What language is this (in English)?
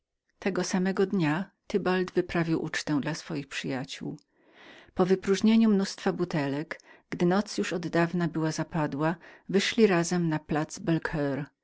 Polish